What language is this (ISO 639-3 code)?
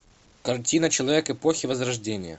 rus